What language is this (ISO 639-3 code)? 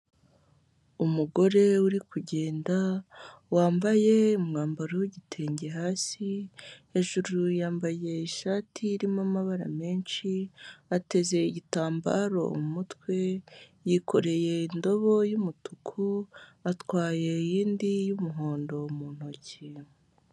kin